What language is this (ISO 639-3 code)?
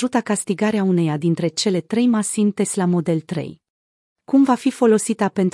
ron